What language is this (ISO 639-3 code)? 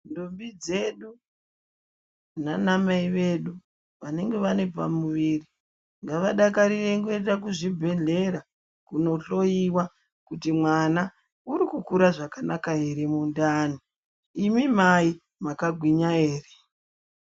ndc